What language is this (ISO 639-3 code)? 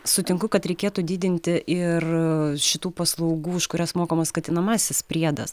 lit